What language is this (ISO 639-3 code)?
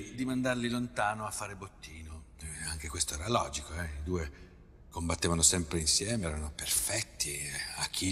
ita